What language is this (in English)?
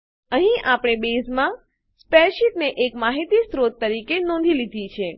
Gujarati